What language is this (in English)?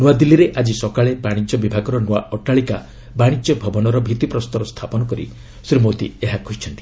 Odia